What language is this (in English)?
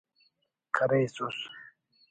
Brahui